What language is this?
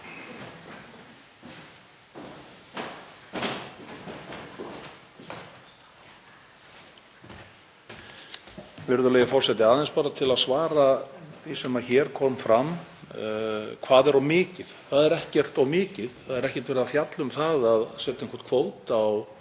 Icelandic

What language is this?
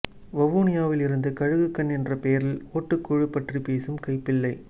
Tamil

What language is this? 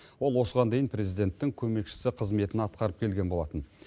Kazakh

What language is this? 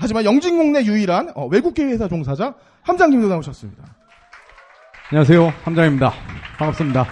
Korean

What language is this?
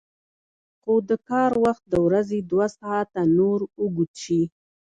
Pashto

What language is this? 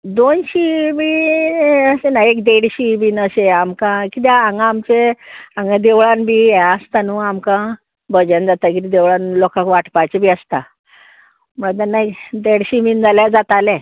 Konkani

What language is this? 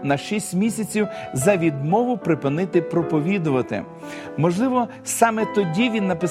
Ukrainian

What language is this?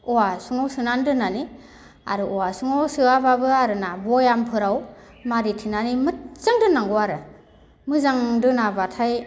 Bodo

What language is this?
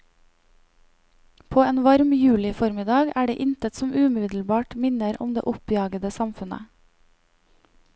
Norwegian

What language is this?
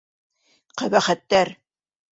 Bashkir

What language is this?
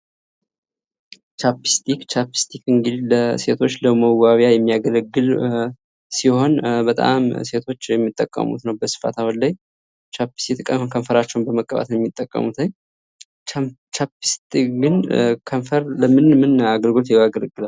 Amharic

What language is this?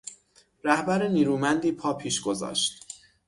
Persian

